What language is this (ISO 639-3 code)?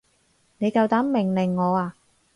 yue